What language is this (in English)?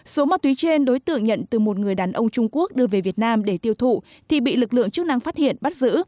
Vietnamese